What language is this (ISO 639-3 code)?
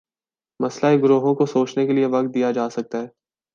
urd